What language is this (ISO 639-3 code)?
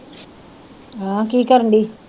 pan